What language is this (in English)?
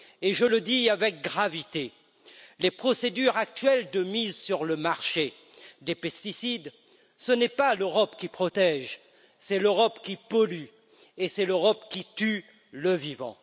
French